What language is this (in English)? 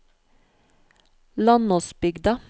Norwegian